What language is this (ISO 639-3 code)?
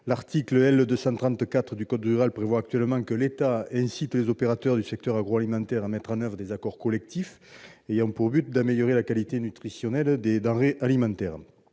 fra